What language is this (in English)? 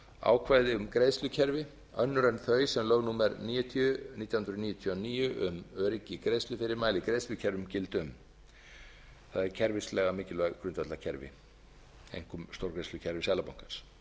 Icelandic